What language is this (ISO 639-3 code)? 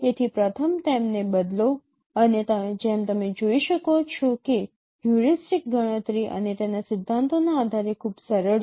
guj